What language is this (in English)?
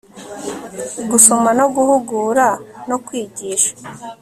Kinyarwanda